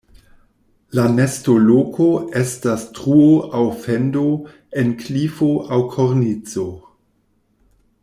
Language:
Esperanto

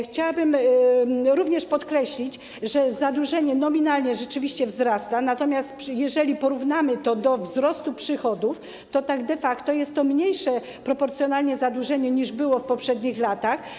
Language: Polish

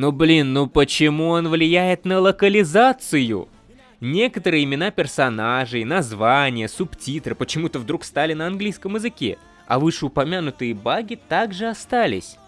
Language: Russian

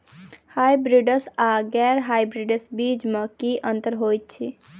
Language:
Maithili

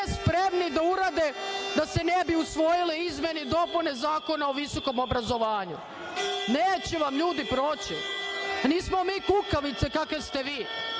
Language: Serbian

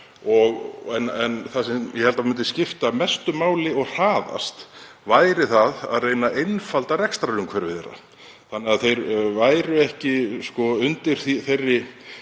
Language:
Icelandic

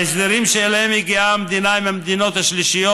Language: Hebrew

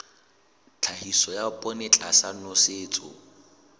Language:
Southern Sotho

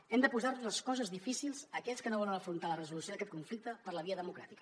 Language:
Catalan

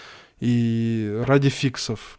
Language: Russian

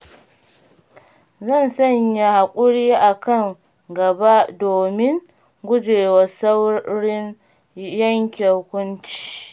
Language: Hausa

